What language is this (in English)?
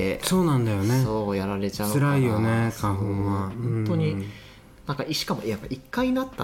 Japanese